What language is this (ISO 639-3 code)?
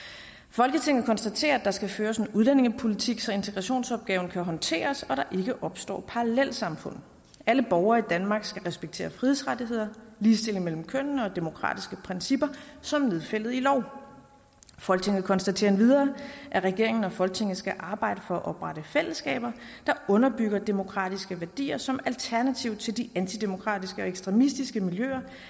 dan